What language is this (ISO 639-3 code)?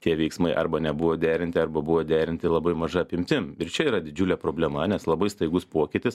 lit